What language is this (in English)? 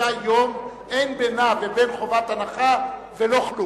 Hebrew